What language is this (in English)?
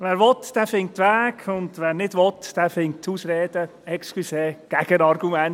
Swiss German